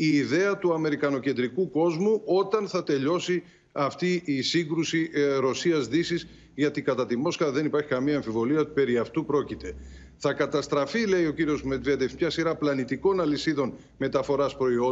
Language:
Greek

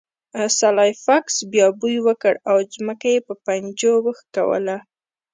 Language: Pashto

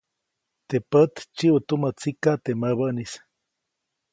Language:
Copainalá Zoque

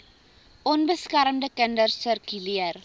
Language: Afrikaans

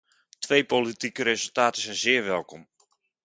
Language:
Dutch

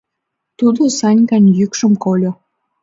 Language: Mari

